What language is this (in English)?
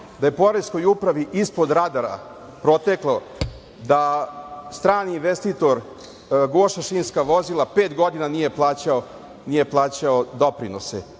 Serbian